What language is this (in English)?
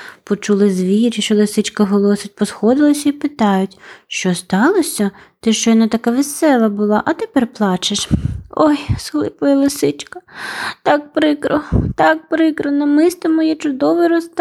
Ukrainian